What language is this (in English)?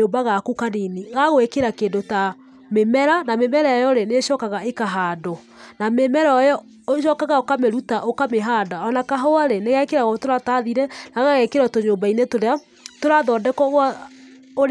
Kikuyu